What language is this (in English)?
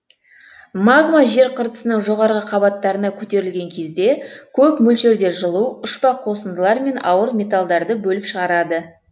Kazakh